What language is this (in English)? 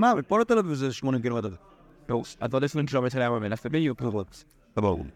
Hebrew